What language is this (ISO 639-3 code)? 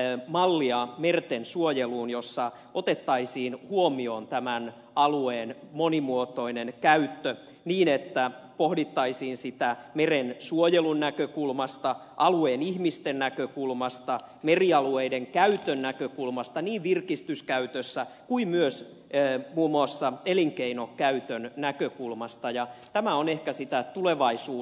fin